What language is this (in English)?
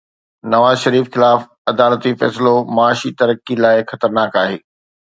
Sindhi